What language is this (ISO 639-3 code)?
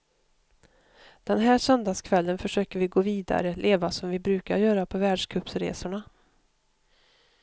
swe